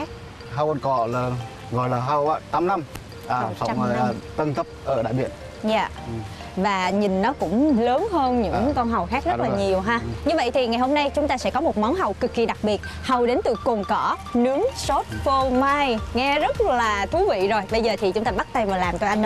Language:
Vietnamese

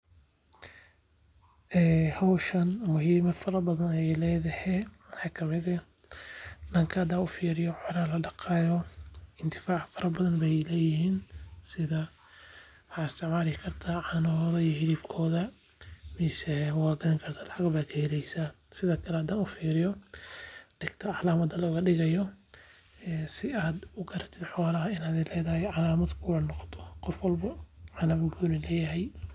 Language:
Somali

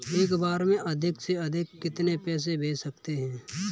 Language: Hindi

